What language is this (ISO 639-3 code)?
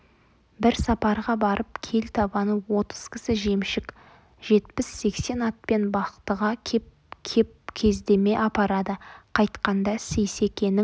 kaz